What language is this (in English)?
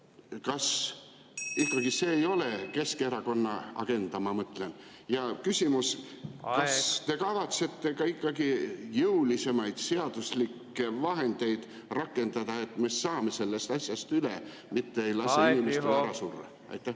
Estonian